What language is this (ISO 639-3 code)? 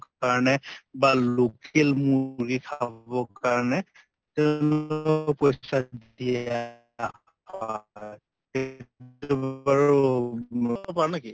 asm